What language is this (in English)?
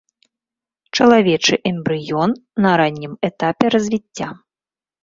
Belarusian